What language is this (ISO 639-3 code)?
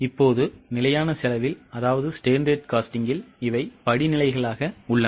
tam